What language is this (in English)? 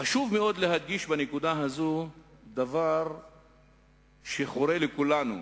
Hebrew